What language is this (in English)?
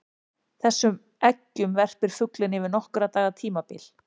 Icelandic